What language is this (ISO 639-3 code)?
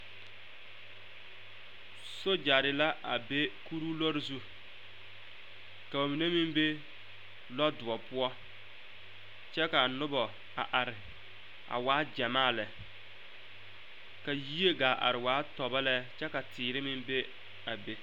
dga